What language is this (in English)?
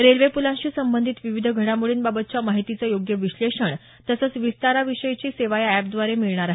Marathi